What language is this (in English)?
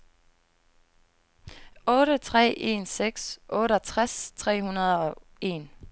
Danish